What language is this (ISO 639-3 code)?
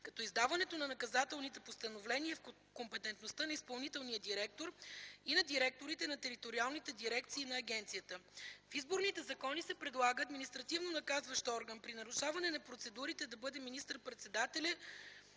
bul